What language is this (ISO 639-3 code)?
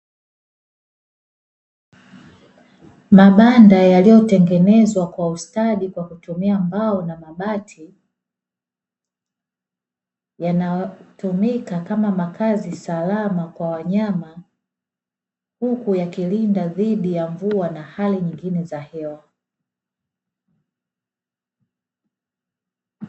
swa